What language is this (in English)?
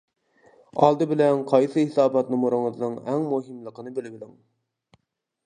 Uyghur